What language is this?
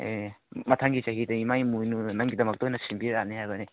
Manipuri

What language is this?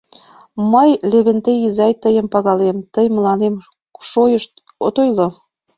Mari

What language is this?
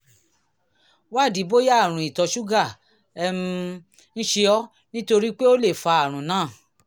Yoruba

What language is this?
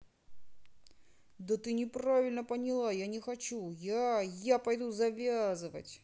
Russian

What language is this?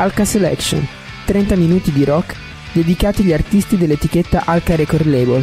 Italian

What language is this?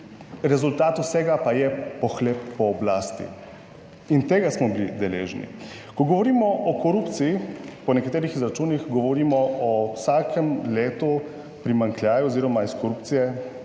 Slovenian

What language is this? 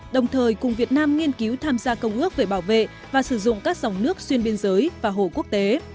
Vietnamese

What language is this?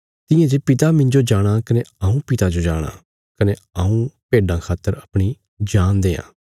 Bilaspuri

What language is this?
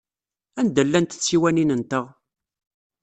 Kabyle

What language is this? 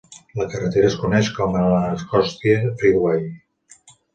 Catalan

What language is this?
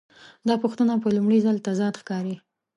Pashto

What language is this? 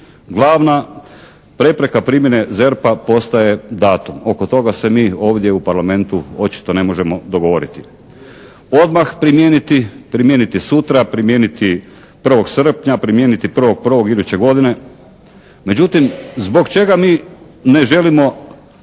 Croatian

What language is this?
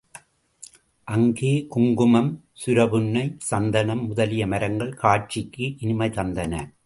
Tamil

